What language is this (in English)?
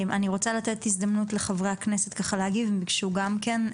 Hebrew